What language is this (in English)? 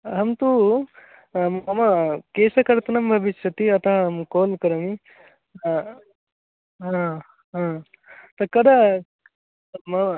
Sanskrit